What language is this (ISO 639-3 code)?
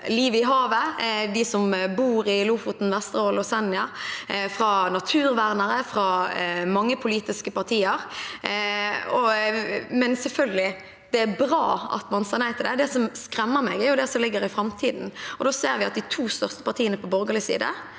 nor